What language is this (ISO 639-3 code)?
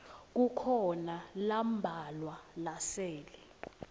ssw